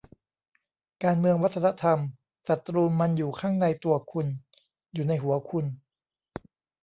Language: Thai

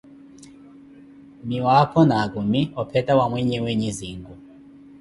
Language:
Koti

